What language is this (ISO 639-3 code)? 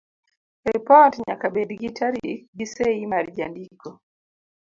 luo